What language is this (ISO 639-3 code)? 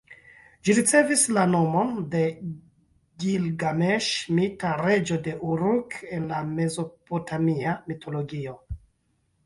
epo